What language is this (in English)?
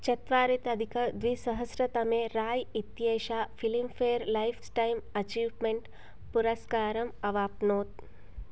Sanskrit